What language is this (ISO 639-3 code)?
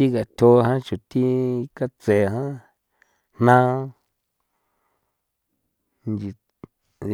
pow